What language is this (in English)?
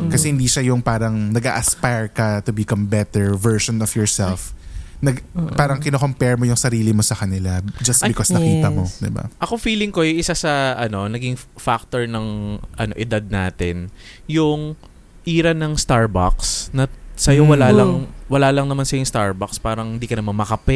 Filipino